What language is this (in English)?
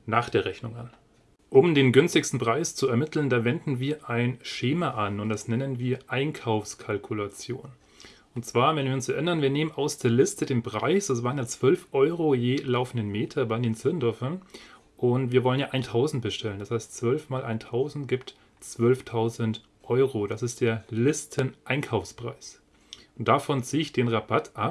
German